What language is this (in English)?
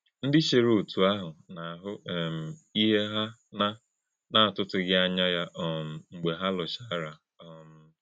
Igbo